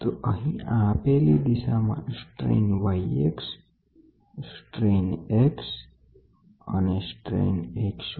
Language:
Gujarati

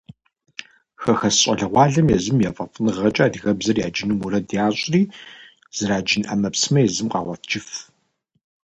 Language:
Kabardian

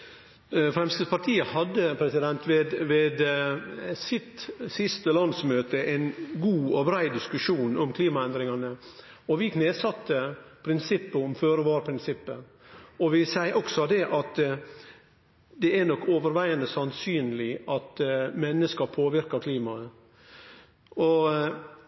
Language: Norwegian Nynorsk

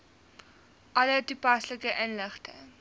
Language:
Afrikaans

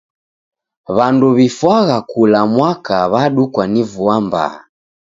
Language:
Taita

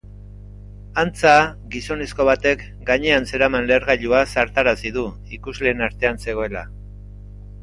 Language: Basque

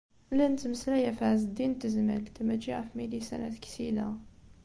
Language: Kabyle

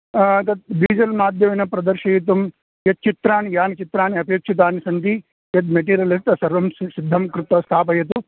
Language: Sanskrit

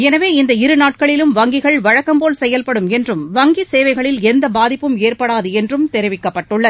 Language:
Tamil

